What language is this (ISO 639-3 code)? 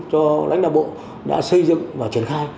vie